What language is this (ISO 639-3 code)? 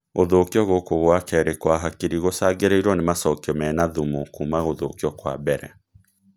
kik